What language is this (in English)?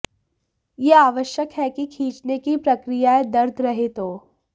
Hindi